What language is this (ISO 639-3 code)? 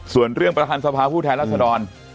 tha